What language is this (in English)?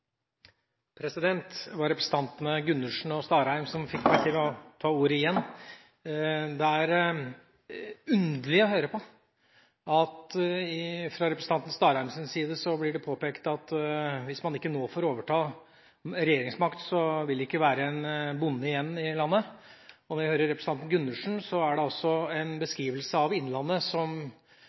Norwegian